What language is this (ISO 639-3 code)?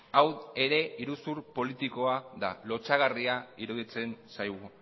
eus